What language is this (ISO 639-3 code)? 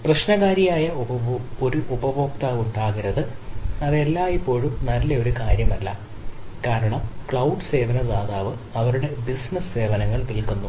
mal